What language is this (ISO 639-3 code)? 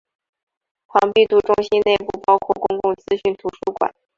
zho